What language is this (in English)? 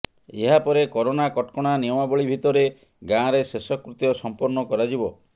Odia